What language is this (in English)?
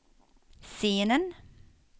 Swedish